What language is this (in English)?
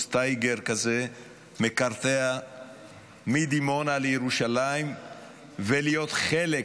Hebrew